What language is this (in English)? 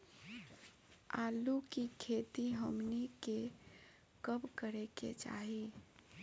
Bhojpuri